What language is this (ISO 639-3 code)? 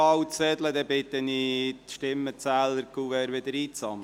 gsw